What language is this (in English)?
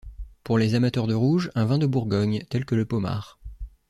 French